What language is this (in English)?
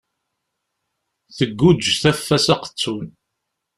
Kabyle